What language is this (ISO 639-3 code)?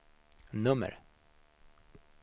swe